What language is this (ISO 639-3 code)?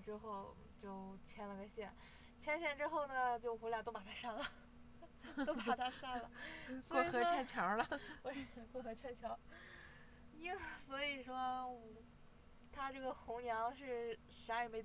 zho